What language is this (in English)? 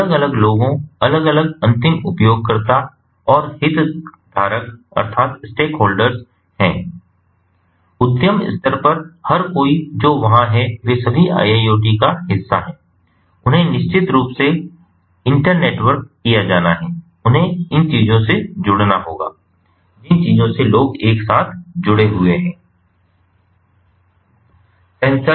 Hindi